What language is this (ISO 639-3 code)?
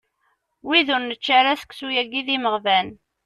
kab